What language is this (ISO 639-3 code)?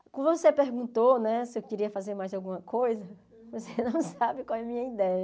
por